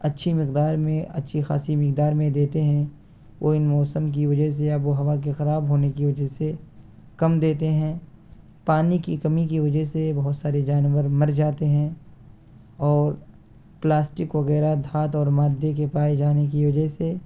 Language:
Urdu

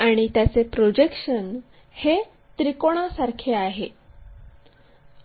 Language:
Marathi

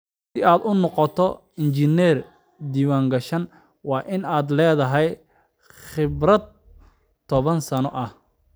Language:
Somali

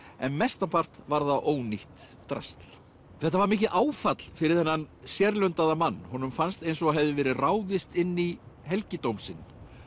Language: Icelandic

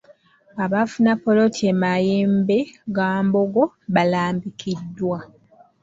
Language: Ganda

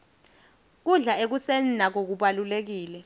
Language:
Swati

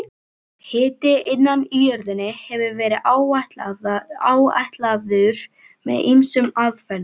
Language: Icelandic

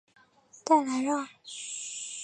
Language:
Chinese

